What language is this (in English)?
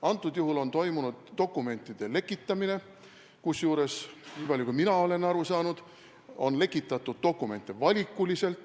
Estonian